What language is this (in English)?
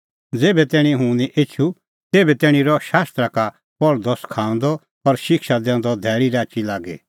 Kullu Pahari